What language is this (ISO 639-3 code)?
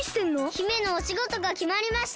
jpn